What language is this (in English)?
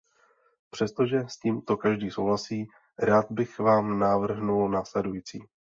Czech